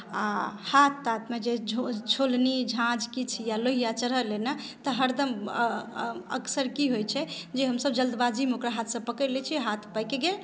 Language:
Maithili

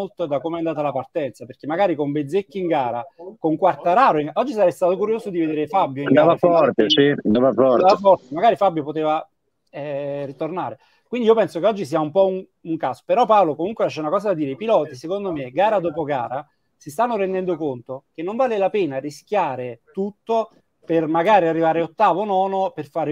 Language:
Italian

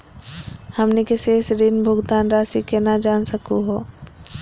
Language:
Magahi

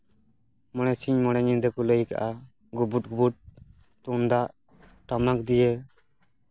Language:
Santali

